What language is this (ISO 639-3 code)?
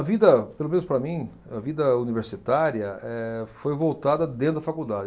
por